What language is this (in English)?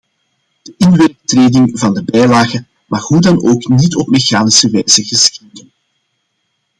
Dutch